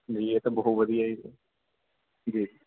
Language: Punjabi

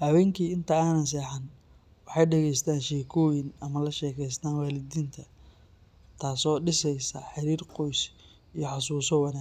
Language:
Somali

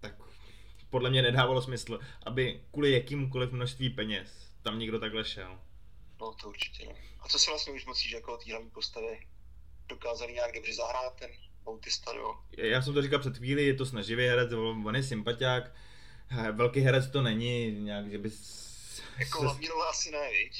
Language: Czech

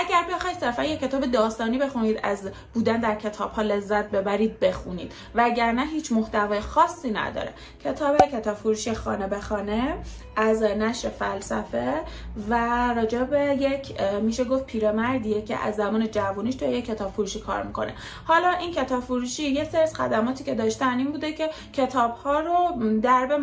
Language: Persian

